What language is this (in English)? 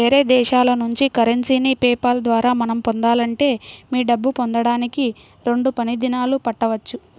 Telugu